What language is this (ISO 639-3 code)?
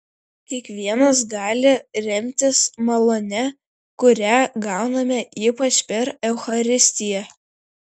lit